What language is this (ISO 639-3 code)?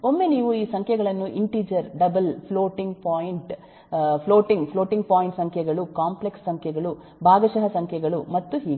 kan